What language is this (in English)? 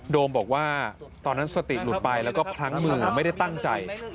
Thai